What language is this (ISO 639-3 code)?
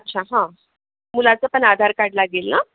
mar